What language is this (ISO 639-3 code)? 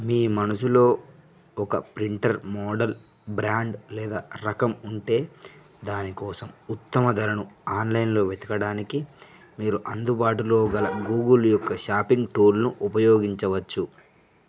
tel